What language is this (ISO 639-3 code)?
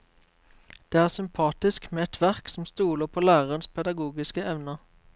nor